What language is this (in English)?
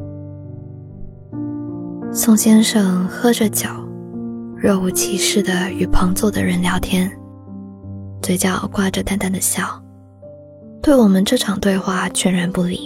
Chinese